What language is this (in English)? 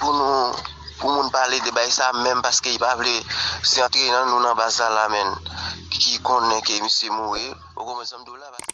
French